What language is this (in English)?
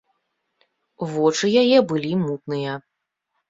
Belarusian